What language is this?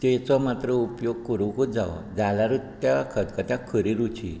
Konkani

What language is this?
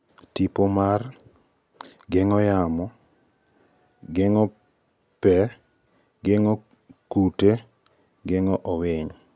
Luo (Kenya and Tanzania)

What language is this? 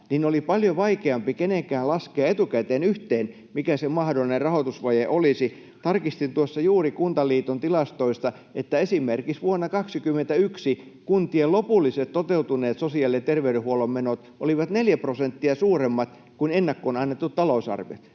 Finnish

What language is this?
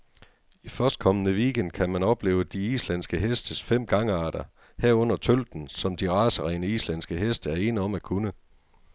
Danish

